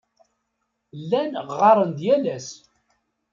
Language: Kabyle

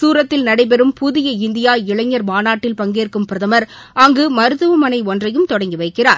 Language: Tamil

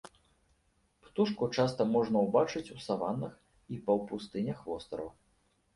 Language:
Belarusian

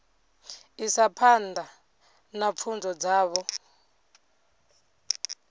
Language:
Venda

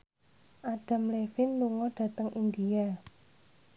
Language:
Javanese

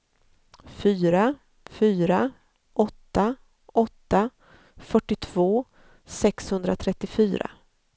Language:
Swedish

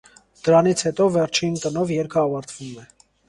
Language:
Armenian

